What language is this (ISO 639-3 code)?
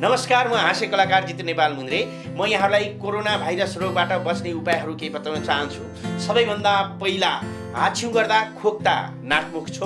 ind